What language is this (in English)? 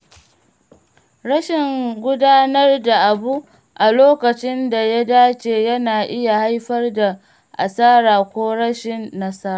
Hausa